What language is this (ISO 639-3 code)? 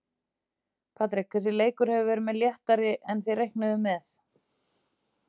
isl